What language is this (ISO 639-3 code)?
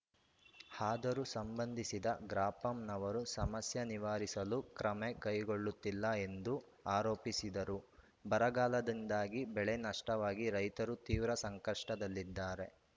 kan